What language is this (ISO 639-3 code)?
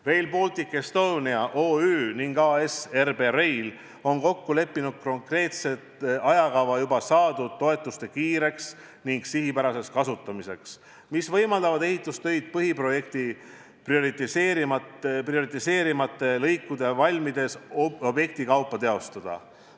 est